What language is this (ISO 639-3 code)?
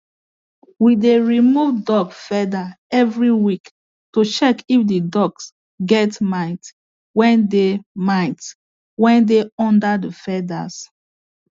pcm